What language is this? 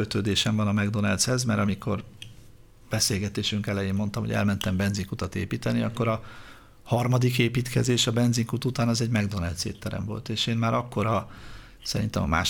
Hungarian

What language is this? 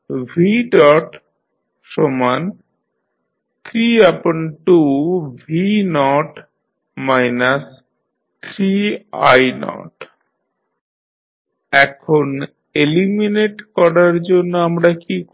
Bangla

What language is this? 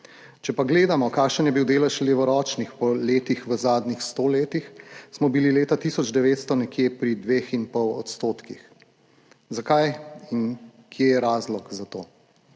Slovenian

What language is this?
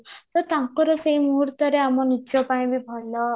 Odia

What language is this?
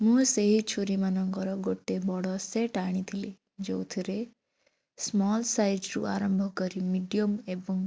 Odia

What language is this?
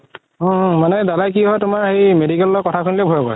Assamese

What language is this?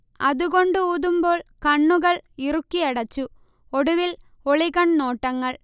Malayalam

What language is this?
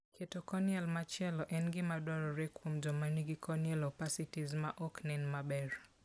Luo (Kenya and Tanzania)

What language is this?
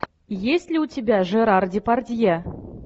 Russian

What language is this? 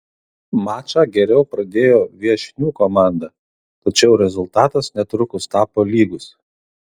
Lithuanian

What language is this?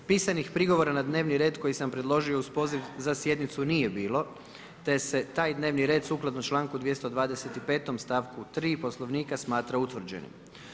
Croatian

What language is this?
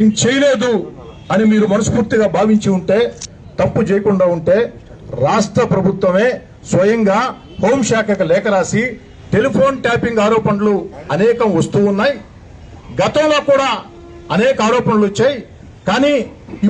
Romanian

